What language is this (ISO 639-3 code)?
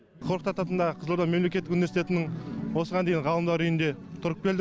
kaz